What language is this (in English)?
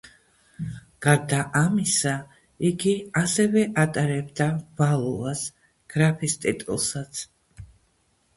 Georgian